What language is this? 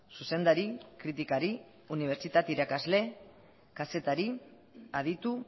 Basque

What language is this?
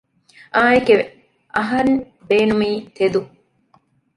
Divehi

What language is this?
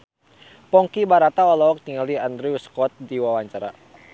Sundanese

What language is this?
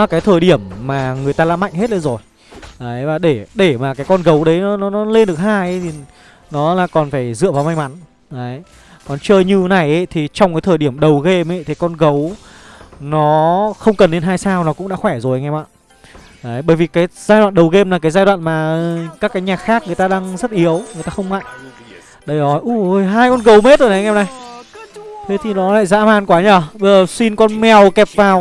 Vietnamese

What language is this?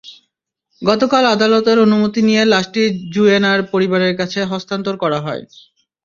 Bangla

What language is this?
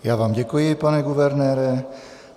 Czech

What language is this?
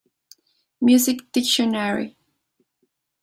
Spanish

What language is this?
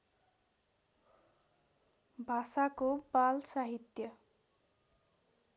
Nepali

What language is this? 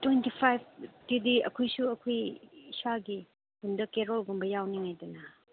Manipuri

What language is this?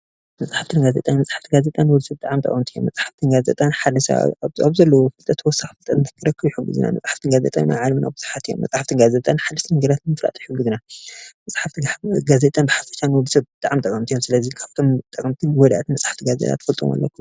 Tigrinya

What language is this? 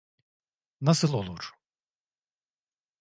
Turkish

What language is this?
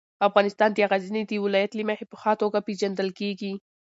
Pashto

